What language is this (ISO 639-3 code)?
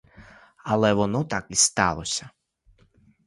ukr